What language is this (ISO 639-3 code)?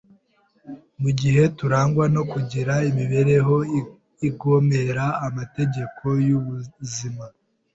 kin